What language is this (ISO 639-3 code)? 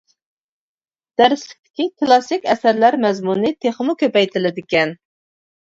uig